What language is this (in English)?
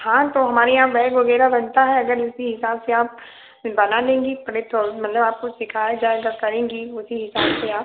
Hindi